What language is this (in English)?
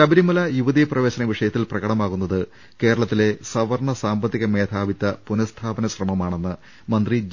Malayalam